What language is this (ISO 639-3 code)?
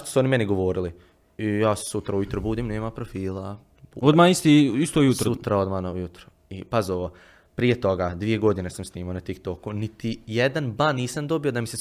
hrv